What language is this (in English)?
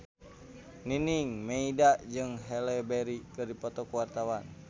Sundanese